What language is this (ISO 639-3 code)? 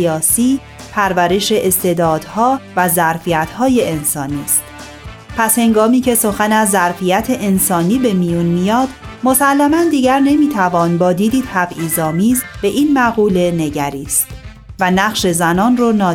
fas